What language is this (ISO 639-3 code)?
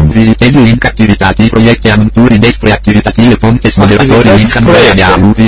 ron